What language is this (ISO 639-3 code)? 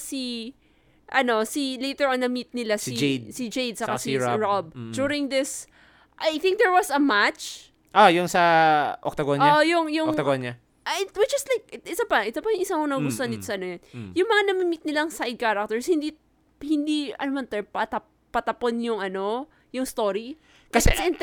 fil